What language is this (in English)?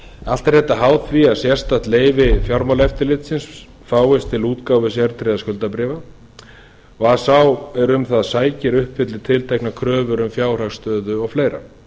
Icelandic